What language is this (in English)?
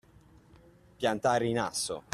Italian